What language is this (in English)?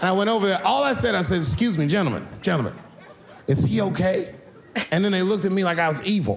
Swedish